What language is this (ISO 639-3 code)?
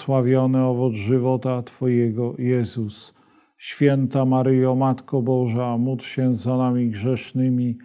pol